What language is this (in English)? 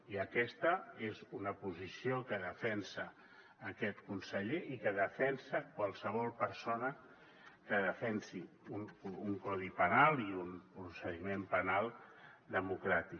Catalan